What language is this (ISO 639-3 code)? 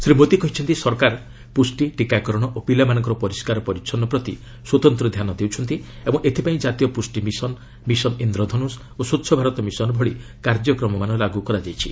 ori